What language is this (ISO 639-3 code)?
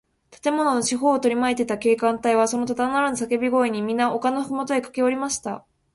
jpn